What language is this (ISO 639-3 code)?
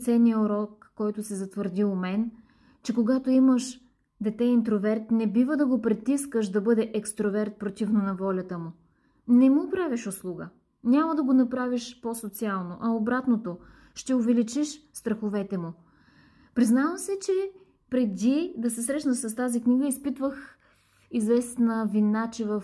bul